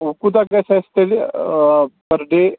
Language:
Kashmiri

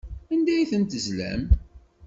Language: Kabyle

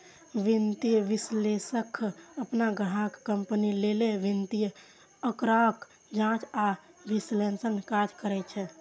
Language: Maithili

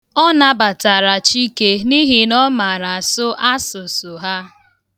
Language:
Igbo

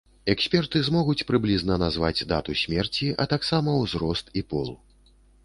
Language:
Belarusian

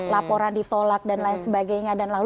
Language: Indonesian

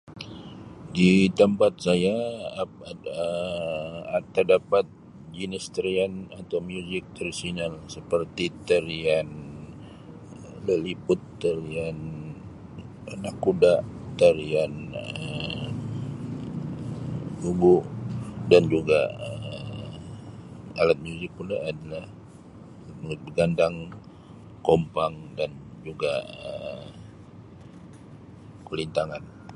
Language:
Sabah Malay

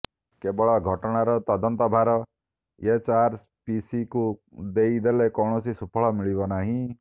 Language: Odia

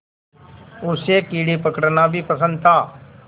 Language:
Hindi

